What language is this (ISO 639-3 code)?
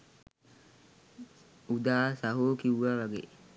sin